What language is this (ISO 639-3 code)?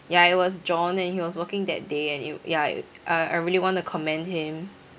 eng